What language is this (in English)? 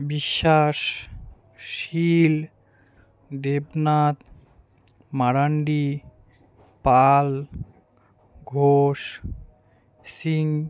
Bangla